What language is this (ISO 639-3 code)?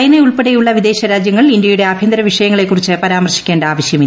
mal